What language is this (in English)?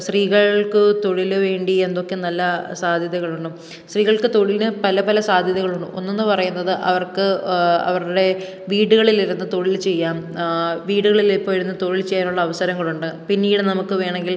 Malayalam